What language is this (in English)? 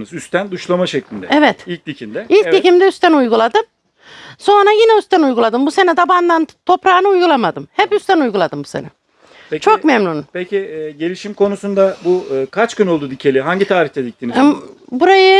Turkish